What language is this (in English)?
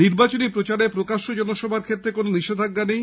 Bangla